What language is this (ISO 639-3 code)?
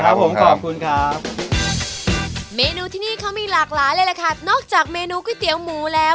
tha